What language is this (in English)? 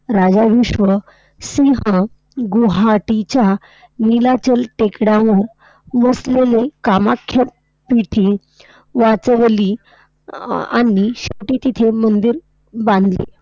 Marathi